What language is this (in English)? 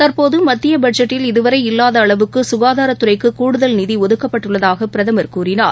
Tamil